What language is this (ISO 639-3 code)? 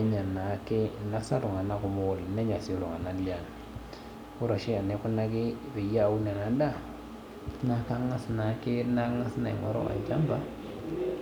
mas